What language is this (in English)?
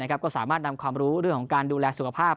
Thai